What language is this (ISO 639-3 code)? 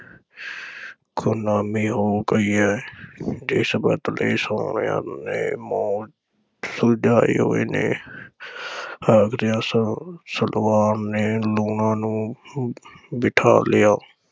pan